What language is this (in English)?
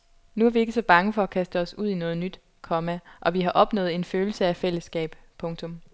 Danish